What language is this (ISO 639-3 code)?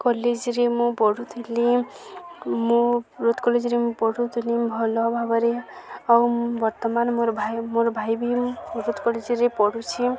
ori